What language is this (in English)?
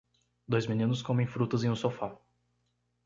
Portuguese